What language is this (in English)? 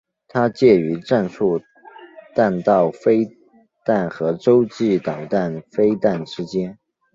Chinese